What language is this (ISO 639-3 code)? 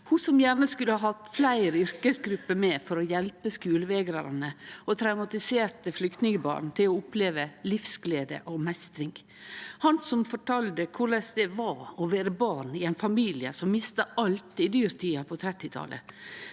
nor